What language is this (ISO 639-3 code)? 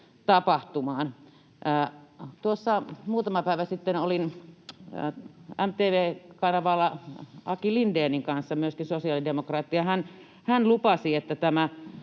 fin